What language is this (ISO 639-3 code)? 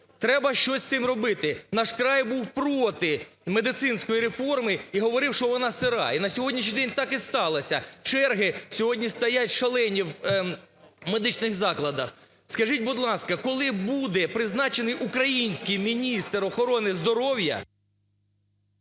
ukr